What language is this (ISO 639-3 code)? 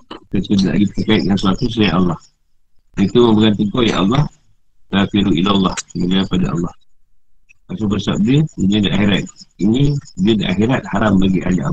msa